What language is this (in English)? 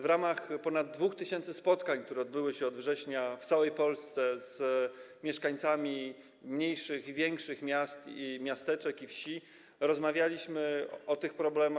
Polish